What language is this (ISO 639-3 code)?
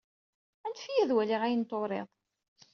kab